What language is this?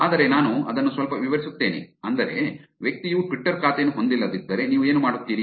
Kannada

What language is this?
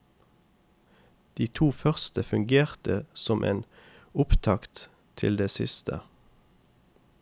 Norwegian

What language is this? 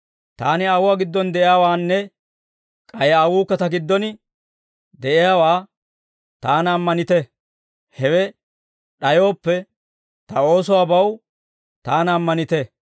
Dawro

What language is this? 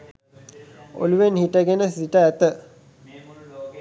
Sinhala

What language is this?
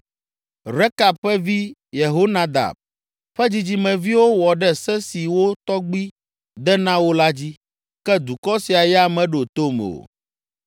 Ewe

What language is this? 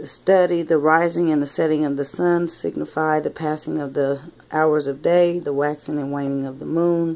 English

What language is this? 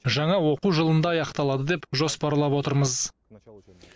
Kazakh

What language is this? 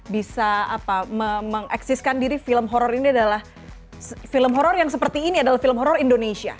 Indonesian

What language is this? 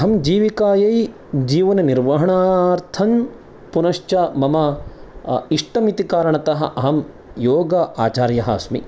Sanskrit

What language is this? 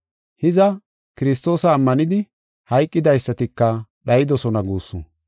Gofa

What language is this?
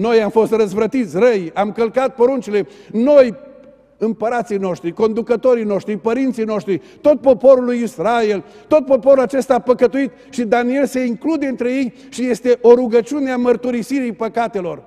Romanian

